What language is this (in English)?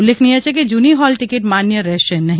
Gujarati